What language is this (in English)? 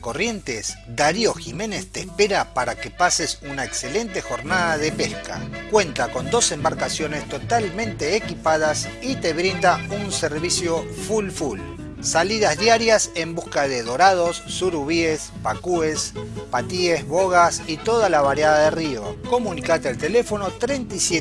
Spanish